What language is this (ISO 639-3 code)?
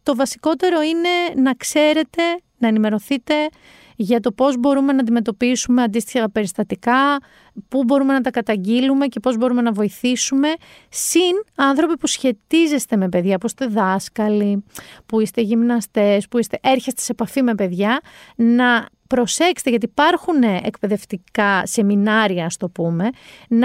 ell